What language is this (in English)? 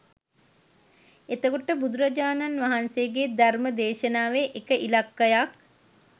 Sinhala